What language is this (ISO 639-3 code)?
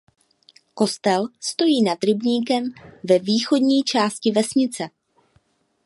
ces